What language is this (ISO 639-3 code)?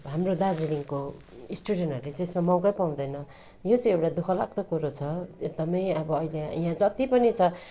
nep